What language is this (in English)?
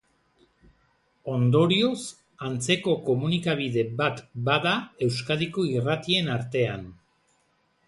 Basque